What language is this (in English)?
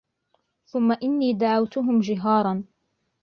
Arabic